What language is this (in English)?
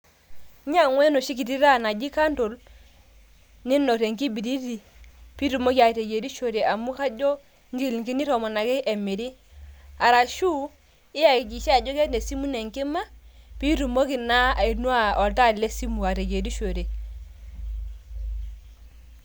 Masai